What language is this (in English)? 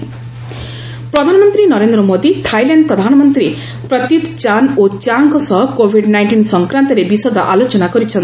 Odia